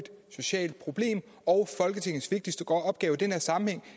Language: Danish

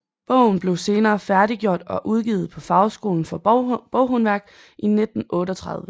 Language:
Danish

